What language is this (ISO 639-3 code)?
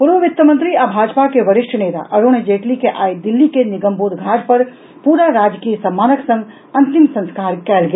mai